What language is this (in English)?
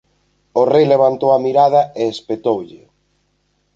Galician